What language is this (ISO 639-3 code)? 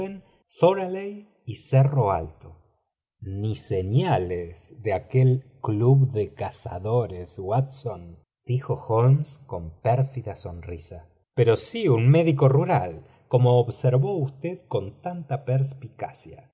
spa